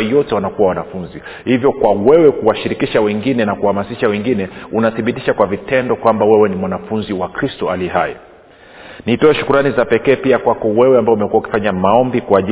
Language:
Swahili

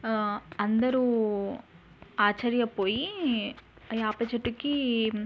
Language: Telugu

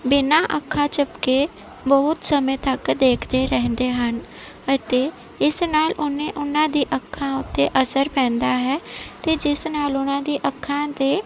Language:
Punjabi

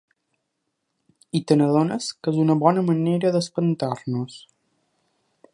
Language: Catalan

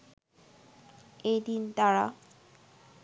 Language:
Bangla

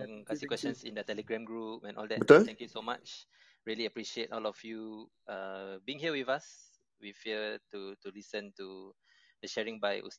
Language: Malay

